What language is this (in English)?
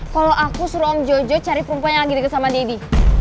Indonesian